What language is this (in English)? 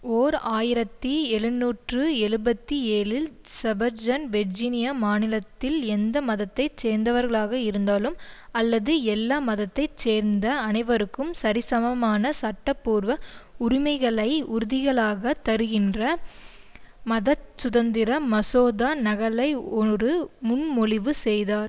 Tamil